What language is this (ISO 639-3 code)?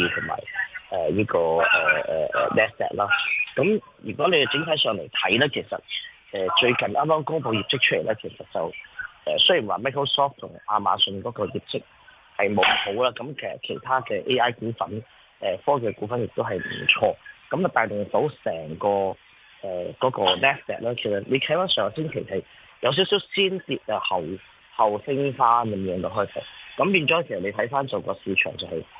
zho